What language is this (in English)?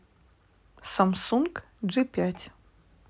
Russian